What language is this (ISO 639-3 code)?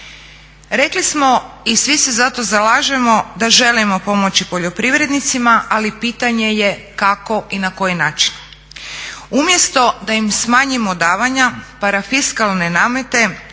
hrv